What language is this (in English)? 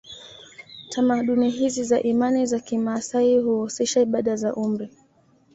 Swahili